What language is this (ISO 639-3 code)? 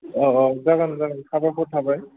brx